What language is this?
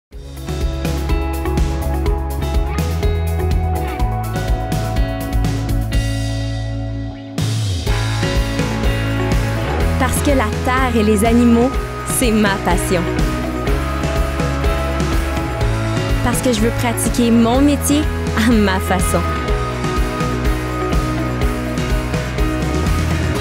French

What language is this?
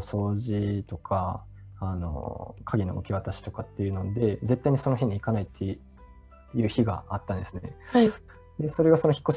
Japanese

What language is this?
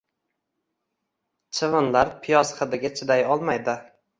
Uzbek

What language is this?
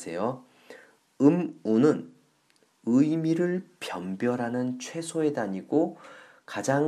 Korean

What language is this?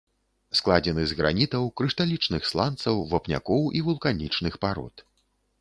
Belarusian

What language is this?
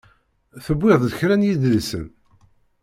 Kabyle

